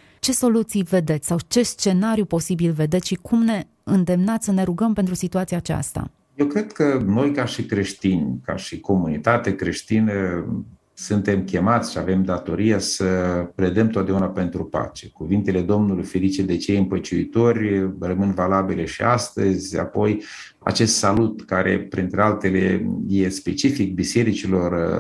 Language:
Romanian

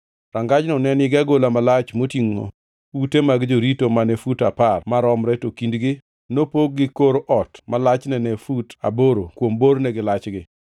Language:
Luo (Kenya and Tanzania)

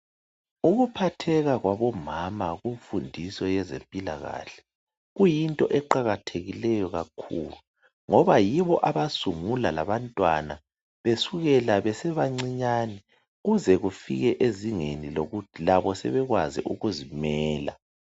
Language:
North Ndebele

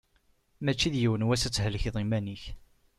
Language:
Kabyle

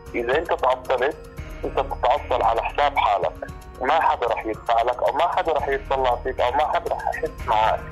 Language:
Arabic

